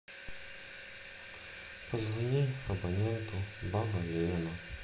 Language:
Russian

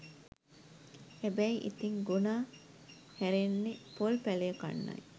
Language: Sinhala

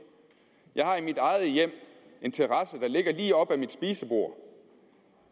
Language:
Danish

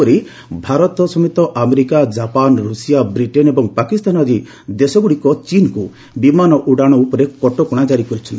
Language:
Odia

